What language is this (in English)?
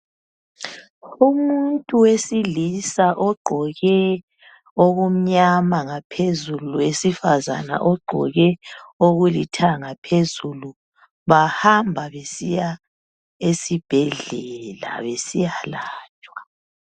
North Ndebele